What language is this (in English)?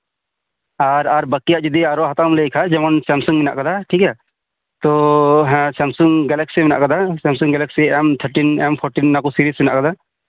Santali